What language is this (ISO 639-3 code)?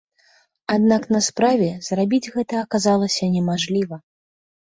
bel